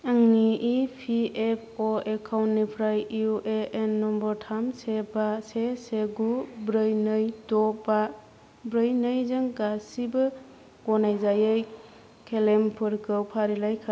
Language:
Bodo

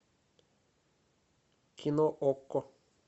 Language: Russian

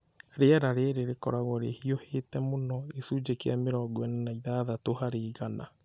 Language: Kikuyu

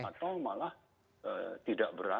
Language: Indonesian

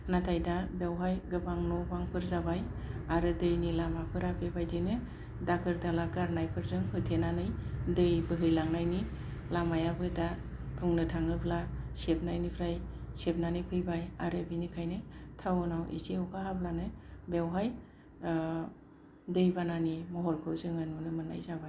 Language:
Bodo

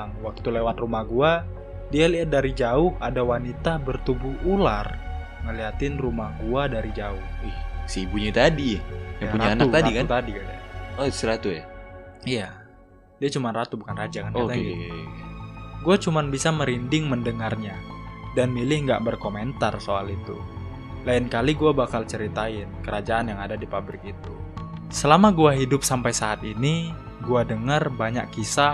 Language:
Indonesian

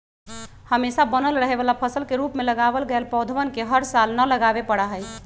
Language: Magahi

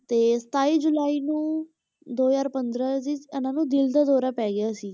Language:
Punjabi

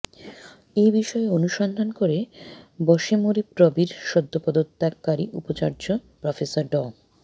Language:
Bangla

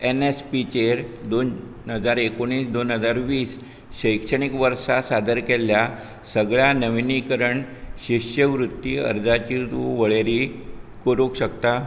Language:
Konkani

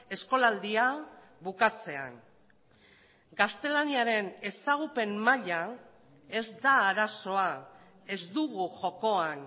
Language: Basque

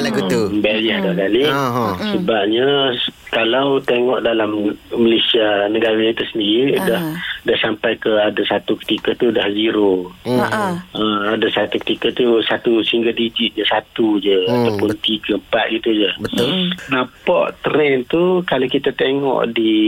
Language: Malay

